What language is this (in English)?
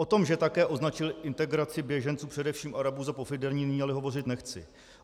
Czech